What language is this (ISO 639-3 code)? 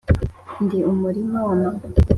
kin